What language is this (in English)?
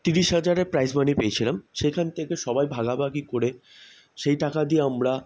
Bangla